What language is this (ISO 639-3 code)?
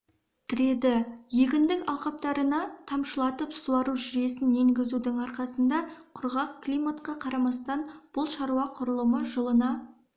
kaz